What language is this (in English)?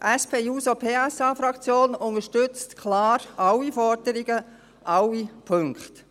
Swiss German